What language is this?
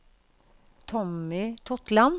Norwegian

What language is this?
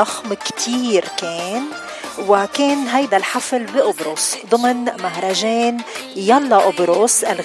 Arabic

